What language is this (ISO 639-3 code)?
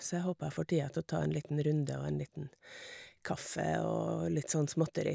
nor